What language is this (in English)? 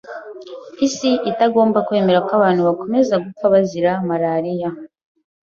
Kinyarwanda